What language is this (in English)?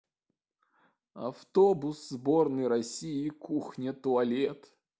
Russian